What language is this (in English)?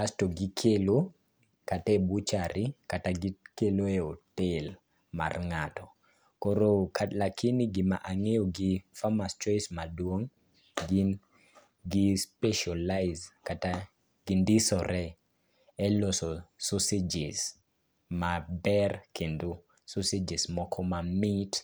Luo (Kenya and Tanzania)